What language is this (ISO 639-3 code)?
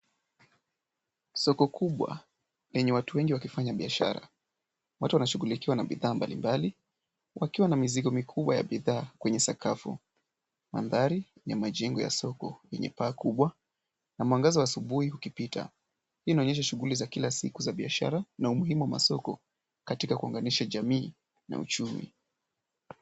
swa